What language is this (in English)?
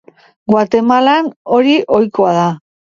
Basque